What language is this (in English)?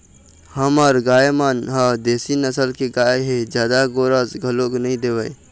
Chhattisgarhi